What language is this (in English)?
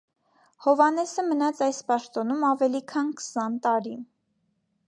Armenian